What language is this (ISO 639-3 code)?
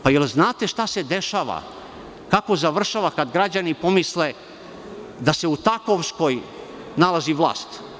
srp